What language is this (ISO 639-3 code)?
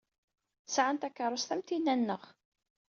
kab